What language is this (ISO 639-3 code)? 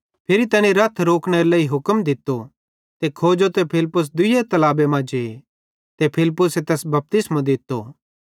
bhd